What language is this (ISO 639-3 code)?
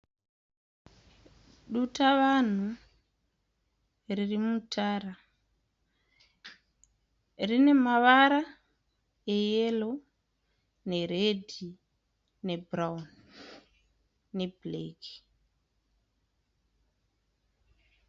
sna